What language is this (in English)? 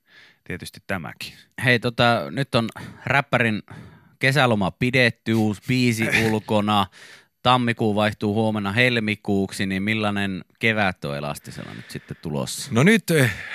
Finnish